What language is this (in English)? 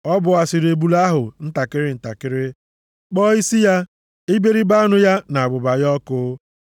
Igbo